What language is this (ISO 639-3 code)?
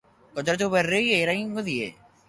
eus